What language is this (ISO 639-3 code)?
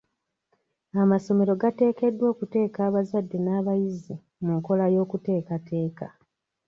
lug